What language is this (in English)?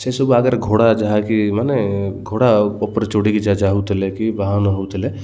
Odia